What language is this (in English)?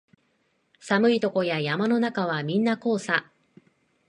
Japanese